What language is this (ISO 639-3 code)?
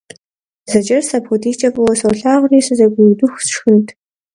kbd